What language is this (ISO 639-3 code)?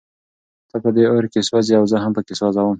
pus